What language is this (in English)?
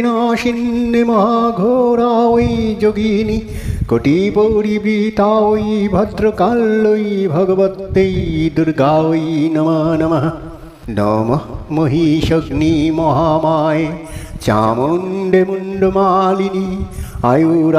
Romanian